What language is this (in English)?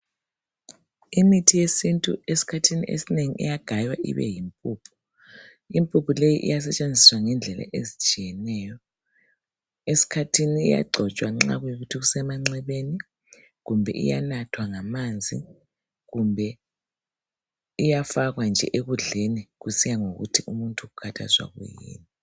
North Ndebele